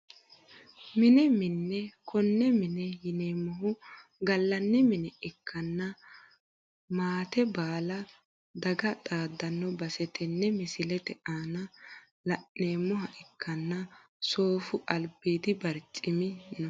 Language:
Sidamo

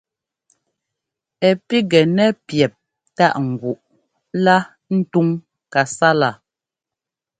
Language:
Ngomba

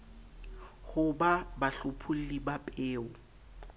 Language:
Southern Sotho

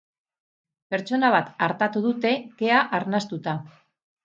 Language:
Basque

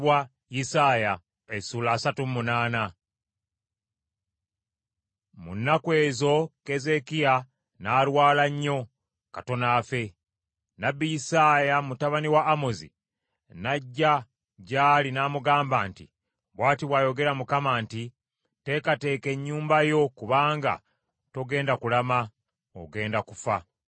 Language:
Ganda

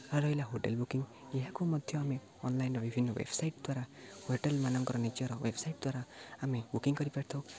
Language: Odia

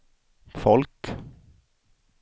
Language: Swedish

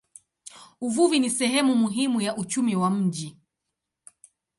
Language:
Swahili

